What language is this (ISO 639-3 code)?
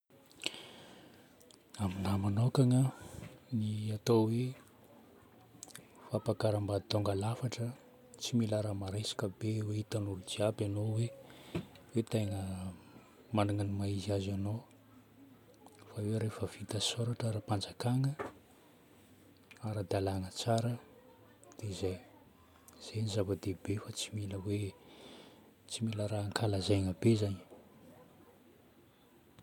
bmm